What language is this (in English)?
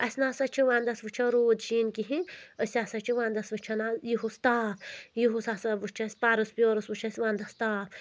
Kashmiri